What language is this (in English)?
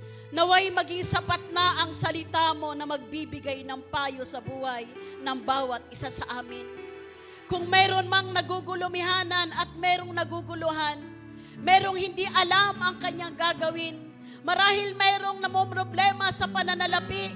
Filipino